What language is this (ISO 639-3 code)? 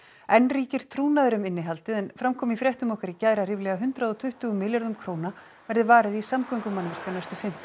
isl